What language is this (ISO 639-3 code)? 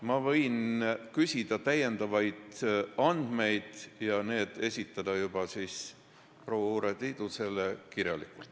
est